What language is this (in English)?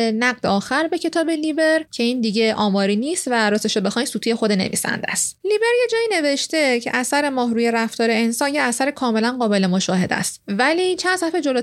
Persian